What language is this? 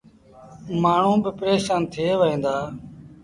Sindhi Bhil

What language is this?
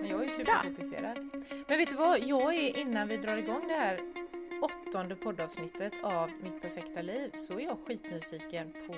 Swedish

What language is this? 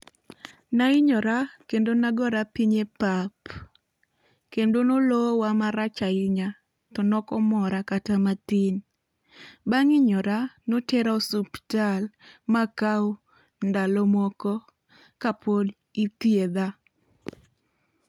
Luo (Kenya and Tanzania)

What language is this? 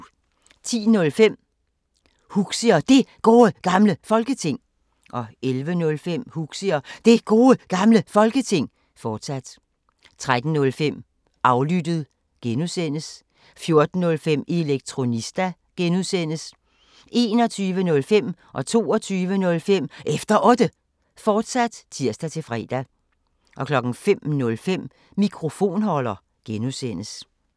Danish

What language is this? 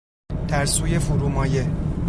Persian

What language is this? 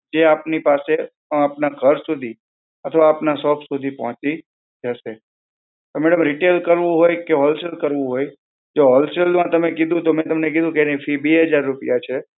Gujarati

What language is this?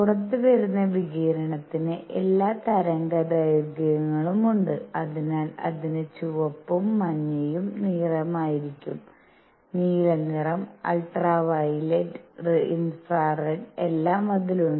Malayalam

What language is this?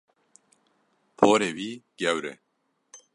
Kurdish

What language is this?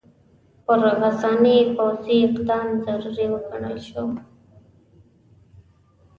Pashto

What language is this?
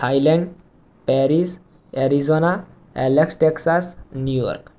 Gujarati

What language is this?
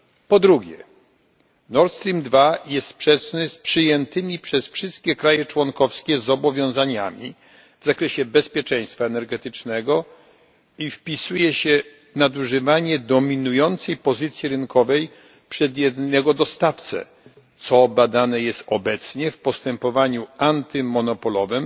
Polish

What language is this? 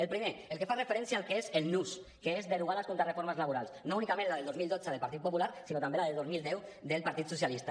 Catalan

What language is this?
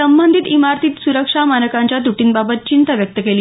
Marathi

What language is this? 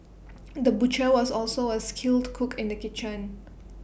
English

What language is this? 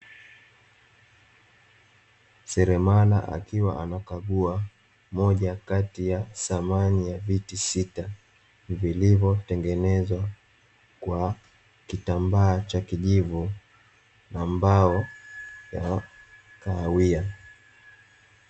Swahili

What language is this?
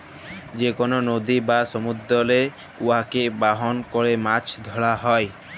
Bangla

